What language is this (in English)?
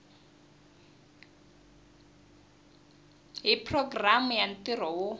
Tsonga